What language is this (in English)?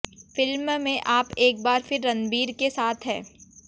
Hindi